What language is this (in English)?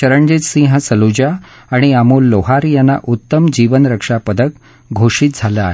Marathi